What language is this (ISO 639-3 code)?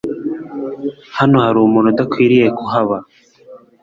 kin